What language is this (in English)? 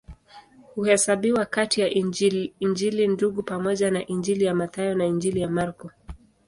Swahili